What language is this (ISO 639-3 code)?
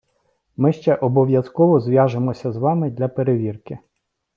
ukr